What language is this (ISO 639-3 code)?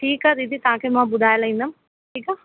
snd